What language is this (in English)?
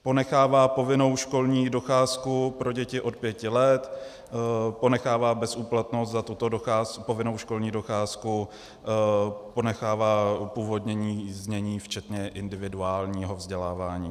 Czech